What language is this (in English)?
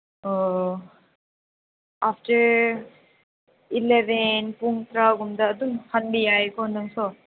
Manipuri